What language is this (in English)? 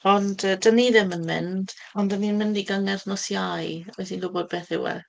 Welsh